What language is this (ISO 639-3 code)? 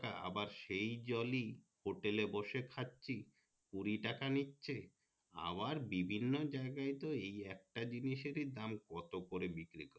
ben